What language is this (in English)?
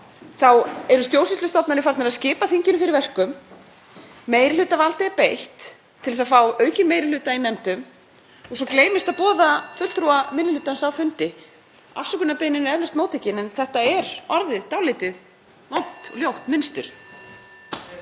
Icelandic